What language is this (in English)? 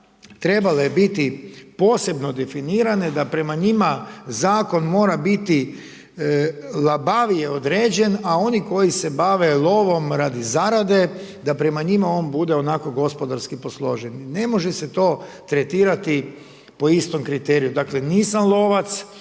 Croatian